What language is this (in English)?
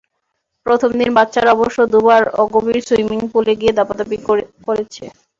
Bangla